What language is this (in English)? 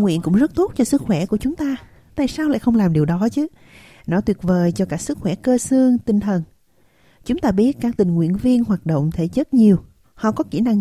Vietnamese